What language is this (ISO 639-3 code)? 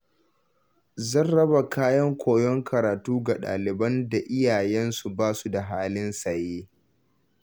hau